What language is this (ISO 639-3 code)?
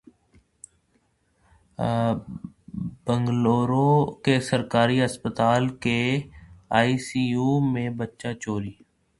urd